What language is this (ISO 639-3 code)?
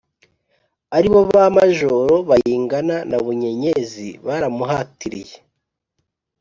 kin